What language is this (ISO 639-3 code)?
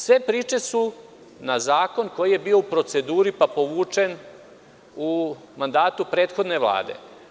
srp